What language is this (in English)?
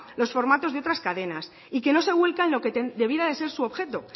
Spanish